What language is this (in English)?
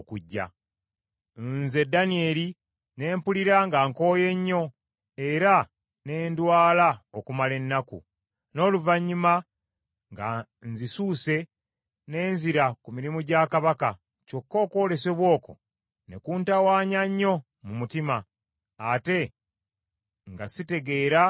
Ganda